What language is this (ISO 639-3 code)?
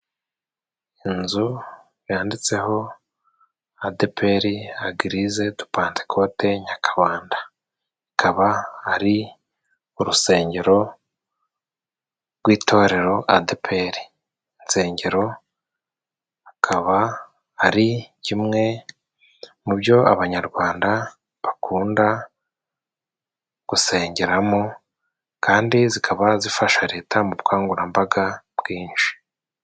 kin